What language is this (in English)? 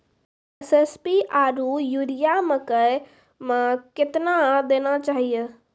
Maithili